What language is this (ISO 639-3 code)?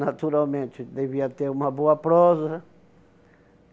por